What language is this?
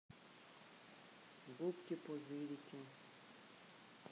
Russian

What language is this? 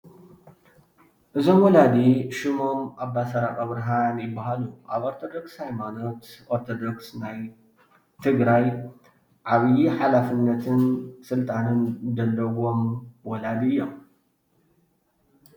Tigrinya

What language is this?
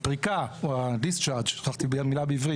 Hebrew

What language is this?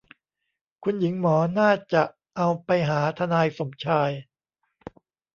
Thai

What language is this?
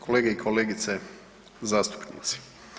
Croatian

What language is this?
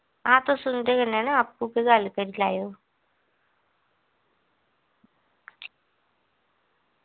Dogri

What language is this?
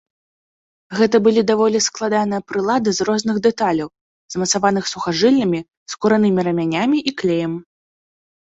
Belarusian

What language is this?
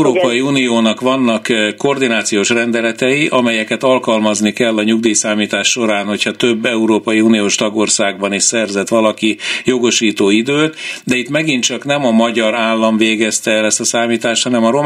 Hungarian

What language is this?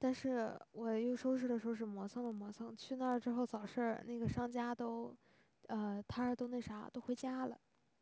Chinese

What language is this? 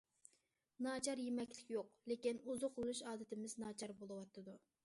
Uyghur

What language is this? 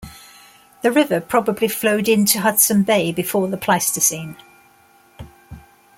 English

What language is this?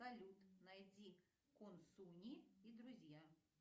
Russian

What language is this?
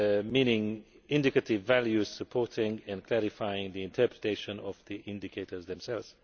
English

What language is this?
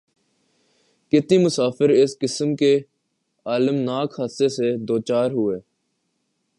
Urdu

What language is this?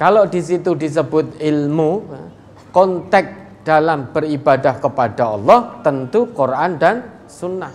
Indonesian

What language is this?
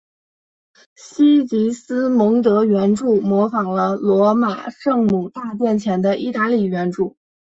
Chinese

